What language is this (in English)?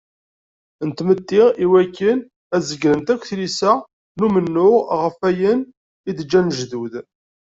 Kabyle